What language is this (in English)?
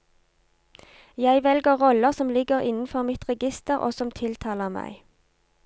Norwegian